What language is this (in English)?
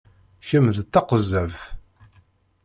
Kabyle